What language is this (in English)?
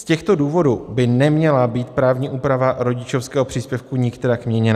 Czech